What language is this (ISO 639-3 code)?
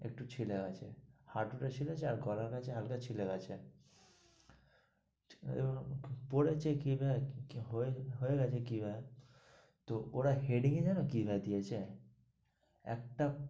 ben